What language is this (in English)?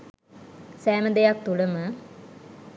Sinhala